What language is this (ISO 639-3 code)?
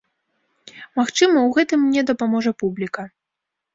bel